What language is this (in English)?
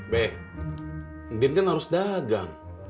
Indonesian